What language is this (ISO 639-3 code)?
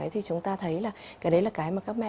vie